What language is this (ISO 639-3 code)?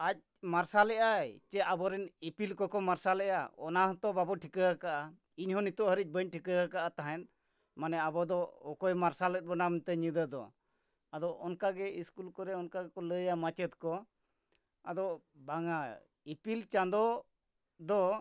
sat